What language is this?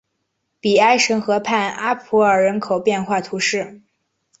Chinese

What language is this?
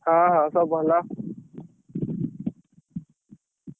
Odia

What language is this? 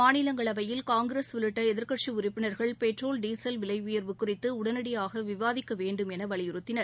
Tamil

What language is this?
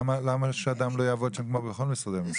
Hebrew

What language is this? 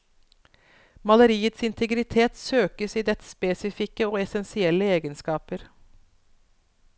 Norwegian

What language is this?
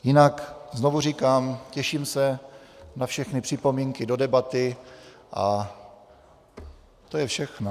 Czech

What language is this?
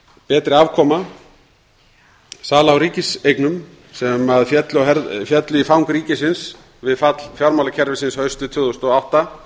Icelandic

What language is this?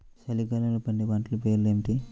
Telugu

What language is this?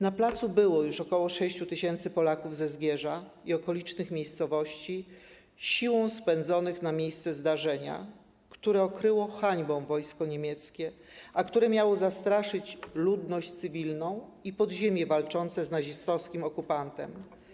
Polish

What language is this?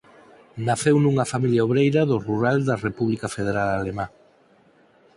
Galician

